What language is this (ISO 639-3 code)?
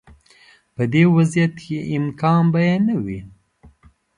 pus